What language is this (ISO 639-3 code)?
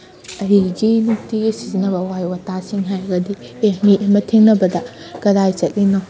mni